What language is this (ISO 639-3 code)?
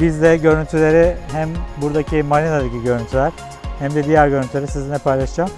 tur